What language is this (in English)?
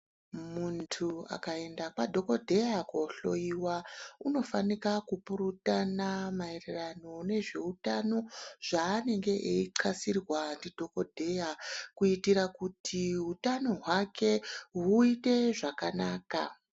Ndau